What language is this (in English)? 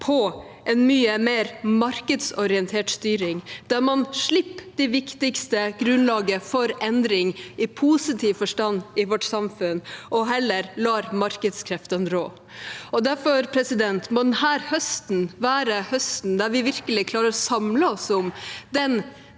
Norwegian